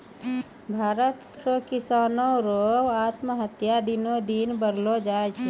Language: Maithili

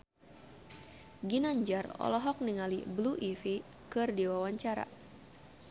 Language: Sundanese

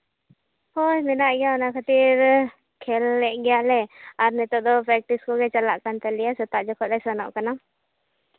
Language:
Santali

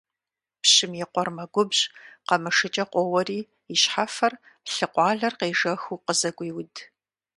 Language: Kabardian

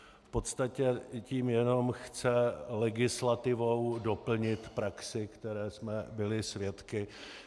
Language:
Czech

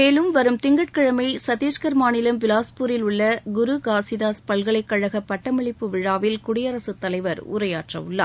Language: Tamil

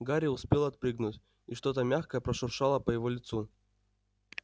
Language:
Russian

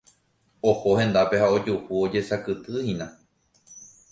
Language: Guarani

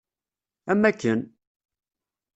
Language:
Kabyle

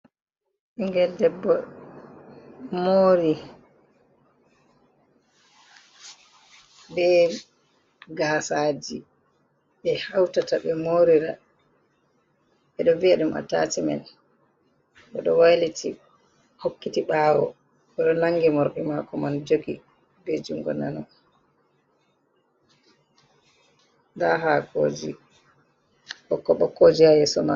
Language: Fula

